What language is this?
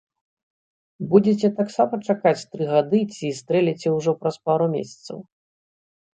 Belarusian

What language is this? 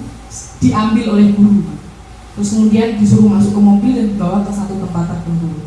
Indonesian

